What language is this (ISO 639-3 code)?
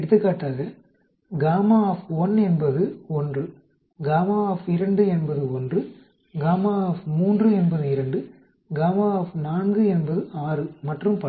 tam